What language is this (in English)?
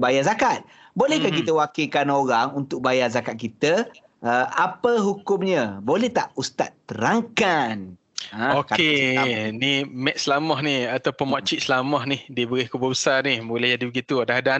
Malay